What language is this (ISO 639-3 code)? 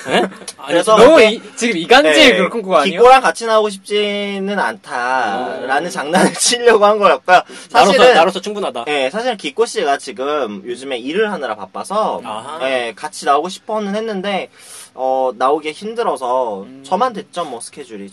kor